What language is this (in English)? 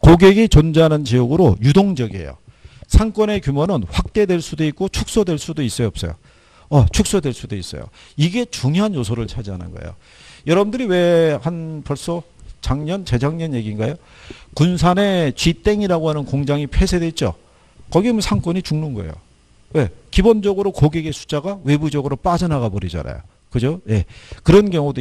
Korean